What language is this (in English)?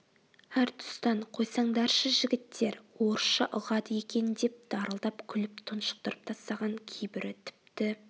Kazakh